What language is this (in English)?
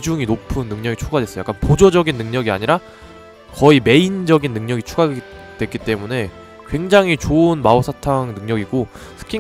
Korean